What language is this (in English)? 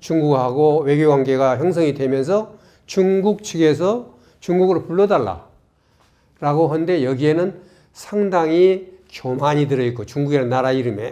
Korean